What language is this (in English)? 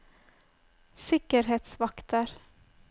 Norwegian